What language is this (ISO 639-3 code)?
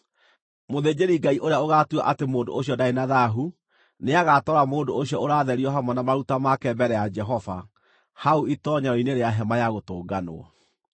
kik